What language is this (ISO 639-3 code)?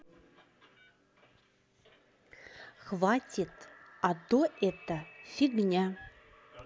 rus